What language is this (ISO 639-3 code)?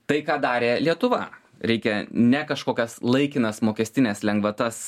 lit